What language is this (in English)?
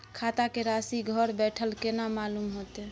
Maithili